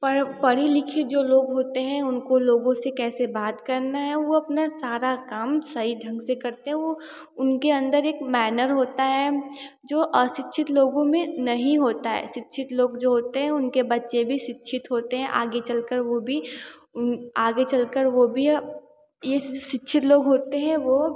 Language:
Hindi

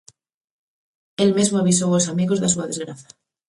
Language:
Galician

